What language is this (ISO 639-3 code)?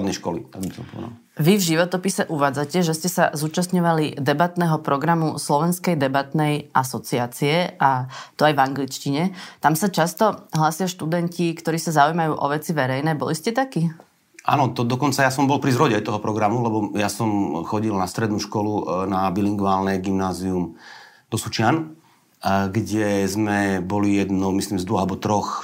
slk